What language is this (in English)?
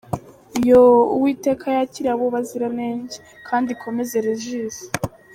Kinyarwanda